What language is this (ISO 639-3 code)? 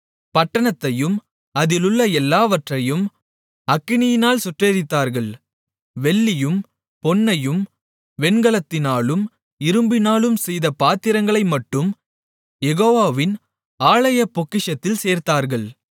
tam